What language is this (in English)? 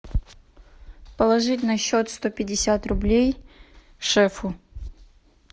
Russian